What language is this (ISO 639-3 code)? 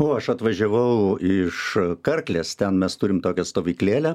lit